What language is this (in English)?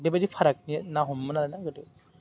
Bodo